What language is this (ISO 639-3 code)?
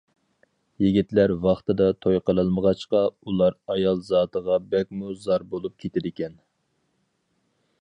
uig